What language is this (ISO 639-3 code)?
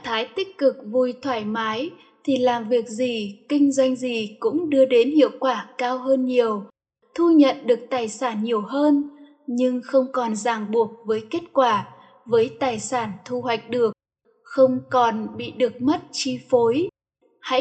vie